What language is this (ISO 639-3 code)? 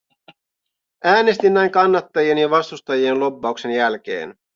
fin